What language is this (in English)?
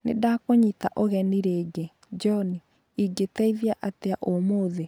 Kikuyu